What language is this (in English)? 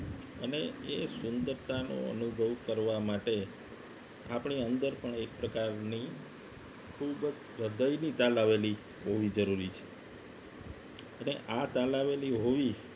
Gujarati